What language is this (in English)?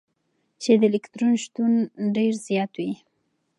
Pashto